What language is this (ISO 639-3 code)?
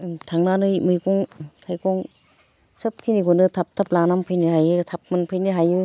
brx